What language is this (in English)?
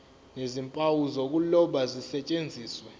Zulu